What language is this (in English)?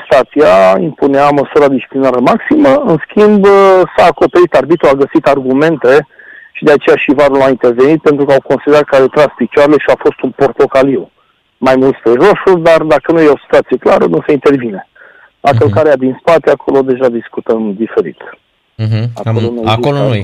Romanian